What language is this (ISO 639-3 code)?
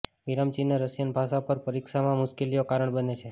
guj